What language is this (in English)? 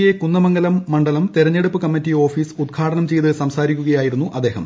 Malayalam